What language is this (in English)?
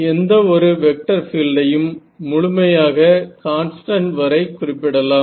Tamil